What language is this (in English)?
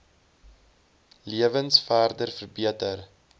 Afrikaans